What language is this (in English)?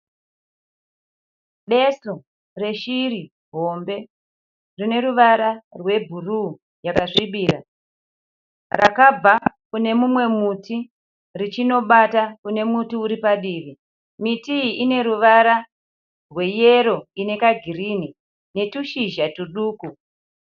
Shona